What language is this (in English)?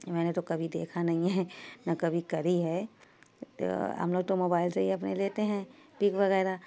Urdu